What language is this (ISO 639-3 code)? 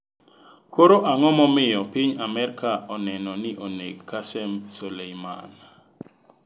luo